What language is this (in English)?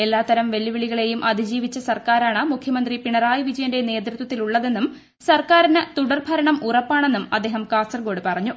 Malayalam